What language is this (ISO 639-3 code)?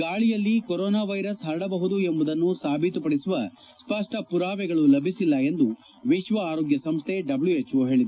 kan